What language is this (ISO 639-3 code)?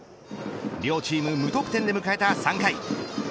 jpn